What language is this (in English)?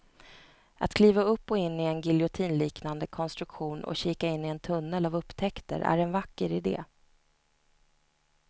Swedish